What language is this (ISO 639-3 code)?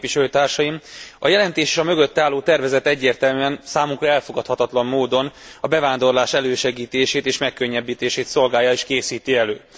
hun